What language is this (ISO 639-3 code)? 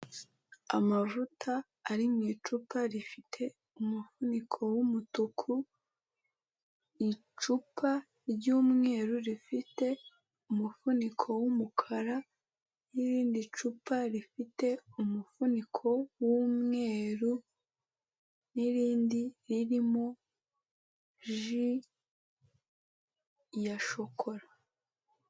kin